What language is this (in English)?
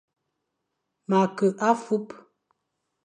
Fang